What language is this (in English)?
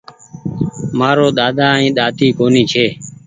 Goaria